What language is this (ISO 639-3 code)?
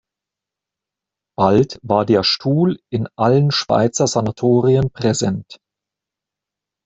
deu